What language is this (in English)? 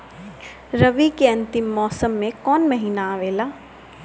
Bhojpuri